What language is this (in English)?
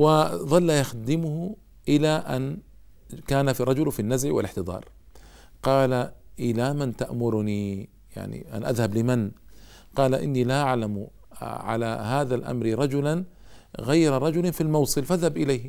Arabic